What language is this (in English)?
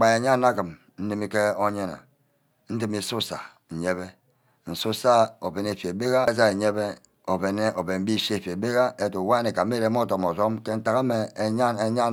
Ubaghara